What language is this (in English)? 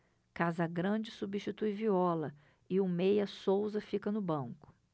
Portuguese